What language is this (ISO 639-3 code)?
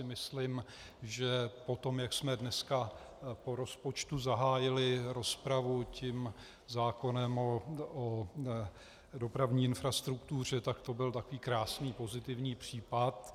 ces